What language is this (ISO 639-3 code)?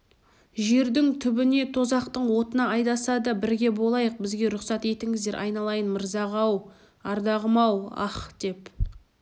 kaz